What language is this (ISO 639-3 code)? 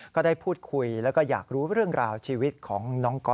tha